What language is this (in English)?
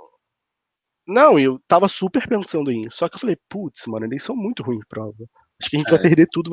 Portuguese